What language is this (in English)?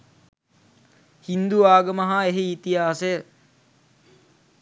Sinhala